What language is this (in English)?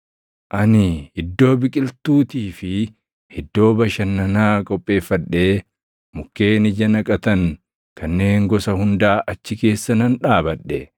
Oromo